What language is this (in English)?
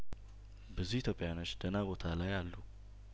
Amharic